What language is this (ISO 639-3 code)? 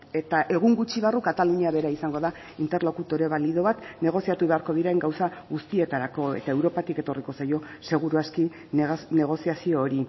eus